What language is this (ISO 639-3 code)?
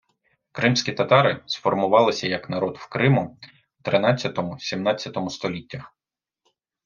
ukr